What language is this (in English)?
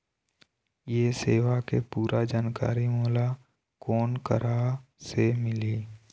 Chhattisgarhi